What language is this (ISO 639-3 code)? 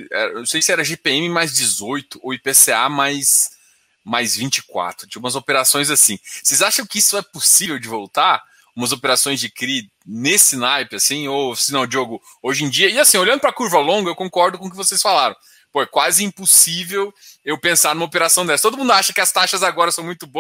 por